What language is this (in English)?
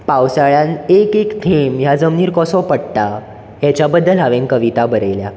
Konkani